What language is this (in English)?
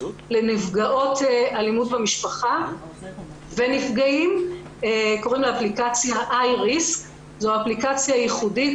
Hebrew